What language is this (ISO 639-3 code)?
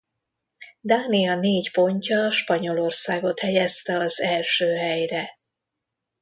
hun